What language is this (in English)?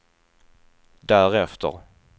Swedish